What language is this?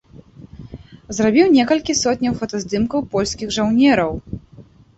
Belarusian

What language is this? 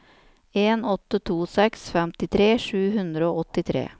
Norwegian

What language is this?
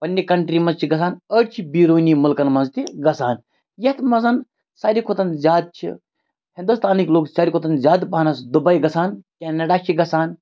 Kashmiri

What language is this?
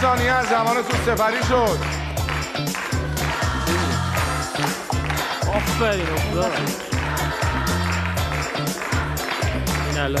Persian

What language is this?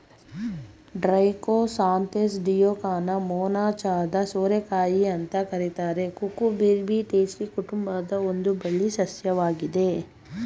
Kannada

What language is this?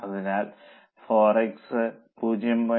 Malayalam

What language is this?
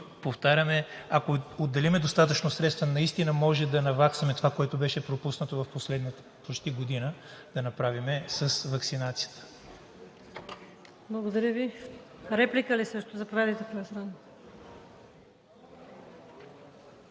Bulgarian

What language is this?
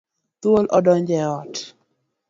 Luo (Kenya and Tanzania)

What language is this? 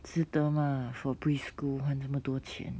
English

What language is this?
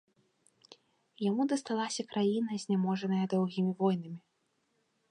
Belarusian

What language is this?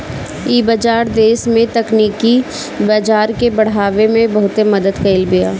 Bhojpuri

